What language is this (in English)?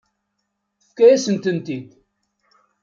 Kabyle